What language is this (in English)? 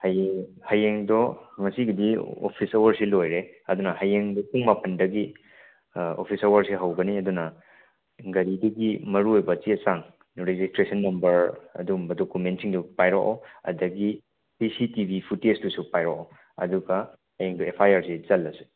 Manipuri